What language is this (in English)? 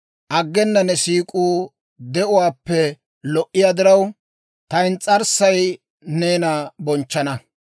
Dawro